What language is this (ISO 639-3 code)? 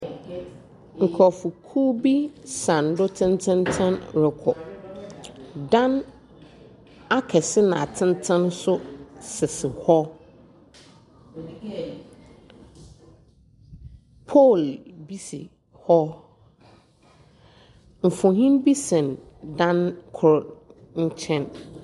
aka